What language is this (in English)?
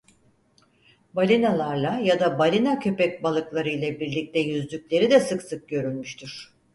Turkish